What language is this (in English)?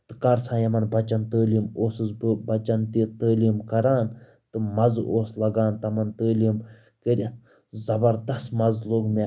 Kashmiri